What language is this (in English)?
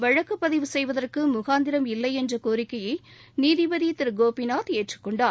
Tamil